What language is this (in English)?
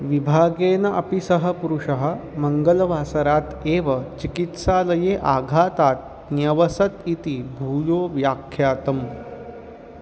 Sanskrit